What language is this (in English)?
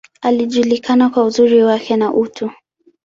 Swahili